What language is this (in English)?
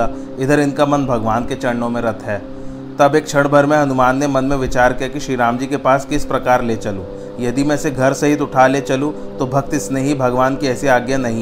Hindi